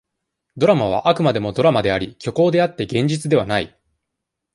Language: Japanese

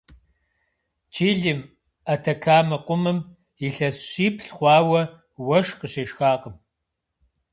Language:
Kabardian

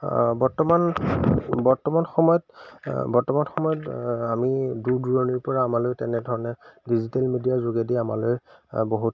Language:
Assamese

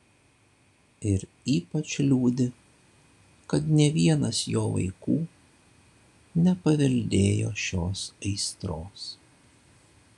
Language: Lithuanian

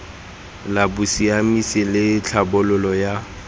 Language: Tswana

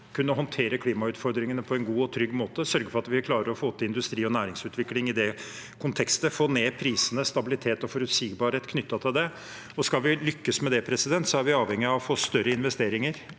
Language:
Norwegian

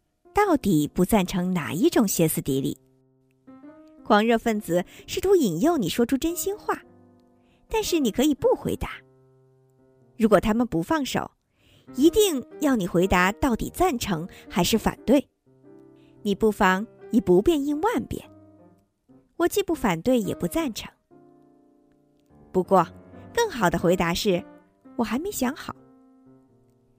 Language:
Chinese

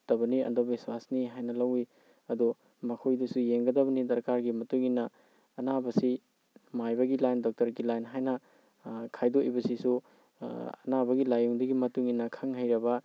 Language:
Manipuri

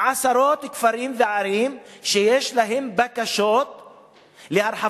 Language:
Hebrew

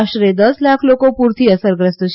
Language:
Gujarati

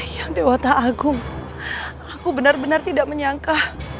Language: Indonesian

